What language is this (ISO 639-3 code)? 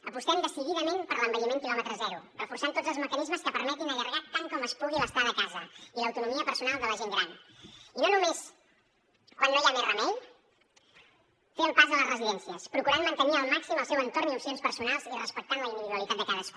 cat